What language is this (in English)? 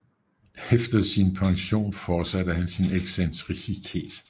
Danish